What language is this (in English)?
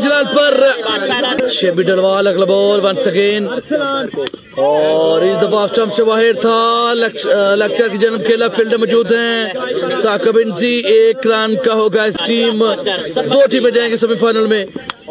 Arabic